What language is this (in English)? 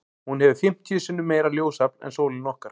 Icelandic